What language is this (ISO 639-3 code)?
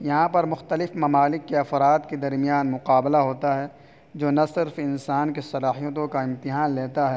urd